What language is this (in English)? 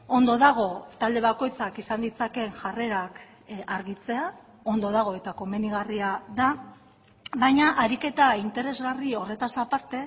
Basque